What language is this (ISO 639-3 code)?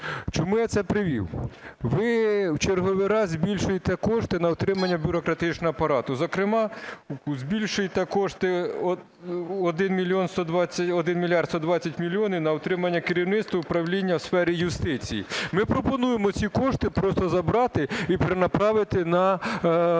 ukr